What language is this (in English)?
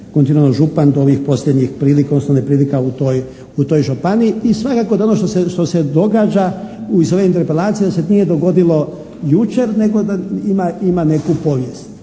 Croatian